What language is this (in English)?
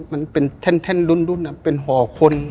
Thai